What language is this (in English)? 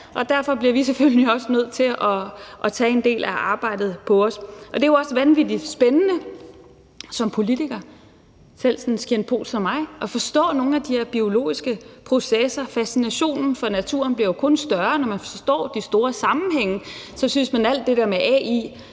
Danish